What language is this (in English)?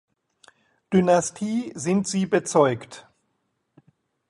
German